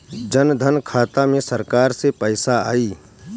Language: Bhojpuri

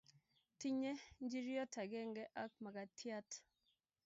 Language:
Kalenjin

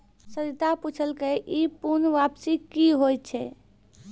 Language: Maithili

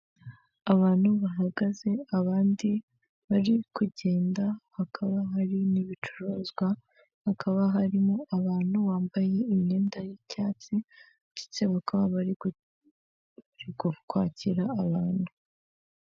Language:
Kinyarwanda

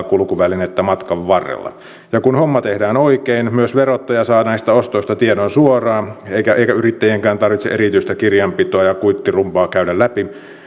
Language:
Finnish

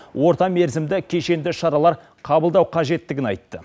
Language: Kazakh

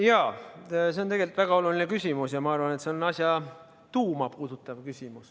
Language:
Estonian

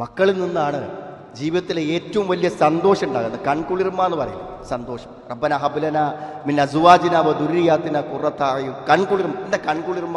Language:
Malayalam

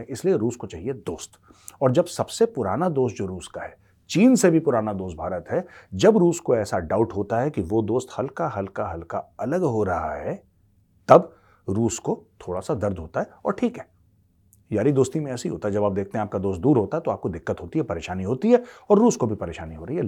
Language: Hindi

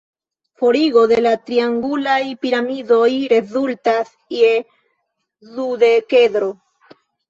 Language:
Esperanto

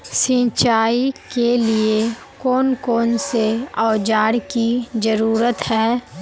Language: Magahi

